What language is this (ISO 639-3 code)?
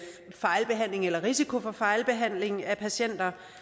dan